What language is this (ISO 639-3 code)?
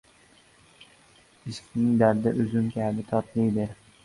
uzb